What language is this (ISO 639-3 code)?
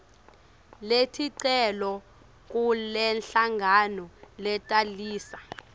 ssw